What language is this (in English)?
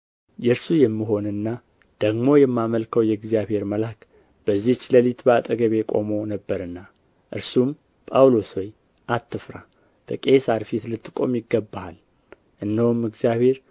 Amharic